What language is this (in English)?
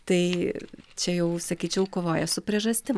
Lithuanian